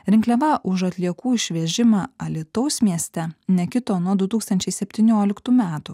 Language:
Lithuanian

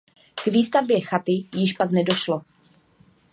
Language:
Czech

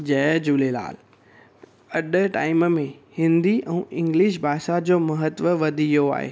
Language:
Sindhi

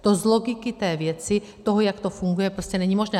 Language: Czech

